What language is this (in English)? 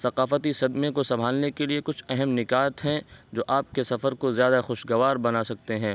Urdu